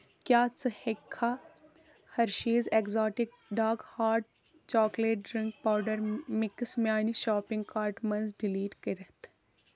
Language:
Kashmiri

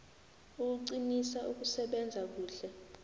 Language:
South Ndebele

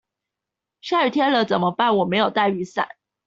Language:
Chinese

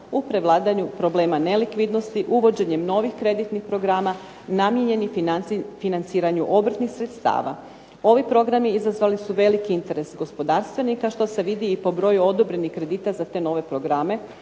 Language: Croatian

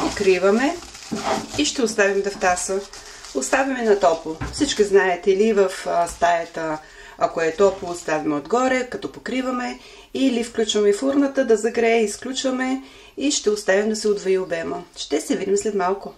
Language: Bulgarian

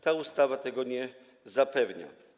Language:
Polish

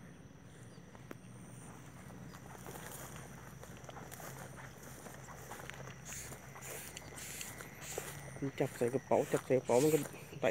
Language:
Thai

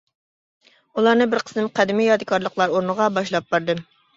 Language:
Uyghur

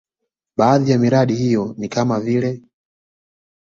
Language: Swahili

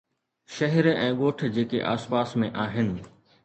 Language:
Sindhi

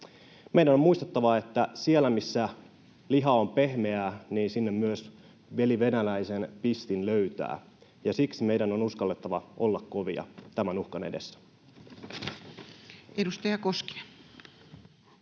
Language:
Finnish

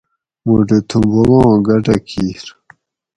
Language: Gawri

